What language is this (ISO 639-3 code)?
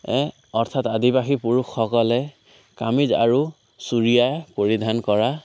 asm